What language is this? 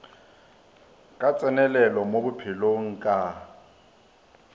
Northern Sotho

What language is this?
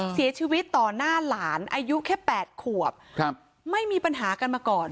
Thai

